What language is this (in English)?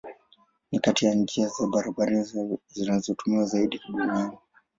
Swahili